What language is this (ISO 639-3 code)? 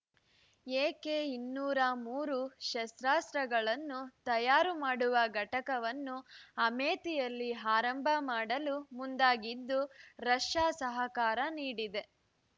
kan